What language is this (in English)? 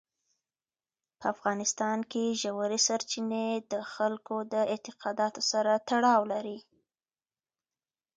Pashto